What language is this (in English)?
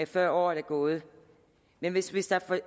Danish